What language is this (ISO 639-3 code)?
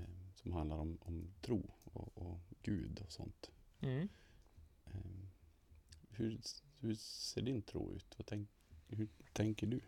swe